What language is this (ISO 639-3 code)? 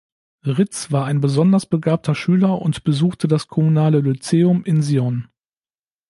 deu